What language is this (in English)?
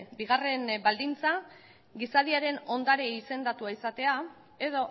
Basque